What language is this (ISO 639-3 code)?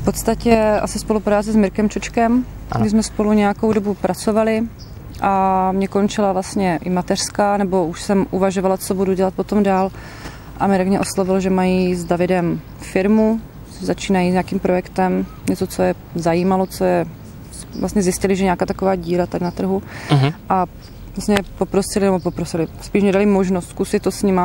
ces